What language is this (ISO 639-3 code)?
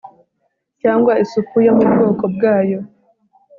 kin